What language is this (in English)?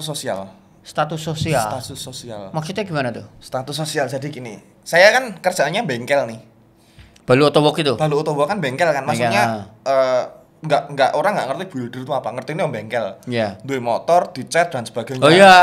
Indonesian